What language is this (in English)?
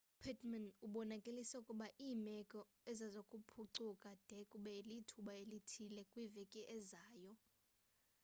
Xhosa